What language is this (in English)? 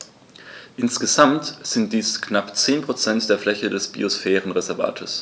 German